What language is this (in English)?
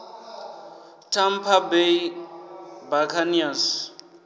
Venda